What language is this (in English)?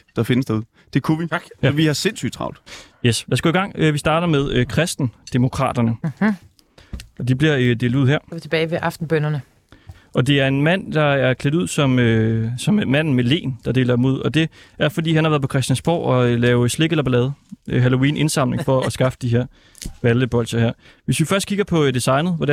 Danish